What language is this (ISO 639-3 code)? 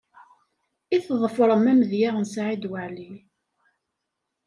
kab